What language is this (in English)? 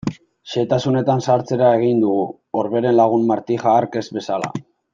Basque